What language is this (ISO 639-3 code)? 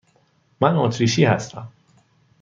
fas